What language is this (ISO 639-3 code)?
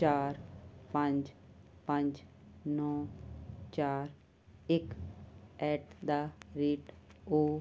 pan